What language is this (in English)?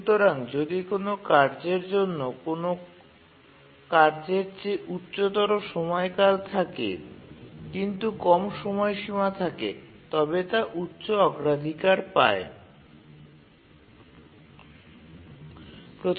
Bangla